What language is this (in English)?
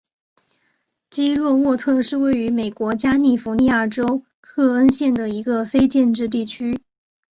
Chinese